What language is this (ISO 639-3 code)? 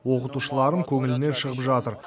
kaz